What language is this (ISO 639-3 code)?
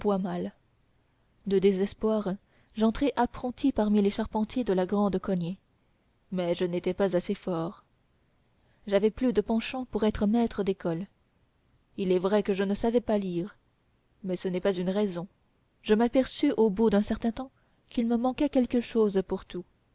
fra